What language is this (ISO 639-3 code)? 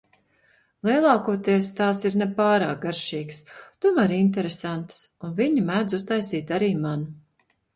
lav